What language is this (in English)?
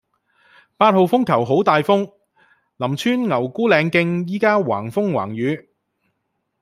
Cantonese